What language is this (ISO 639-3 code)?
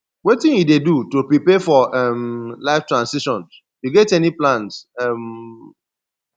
pcm